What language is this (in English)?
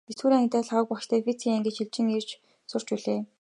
Mongolian